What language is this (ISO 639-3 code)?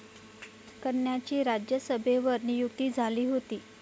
mar